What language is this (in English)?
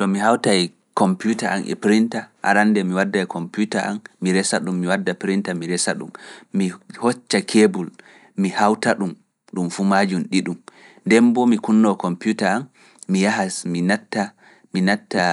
Fula